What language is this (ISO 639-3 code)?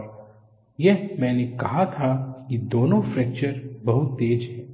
hin